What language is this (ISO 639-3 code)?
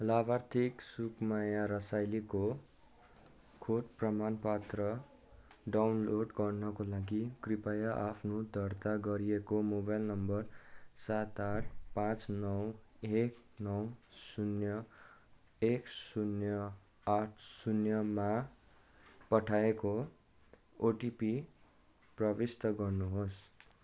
nep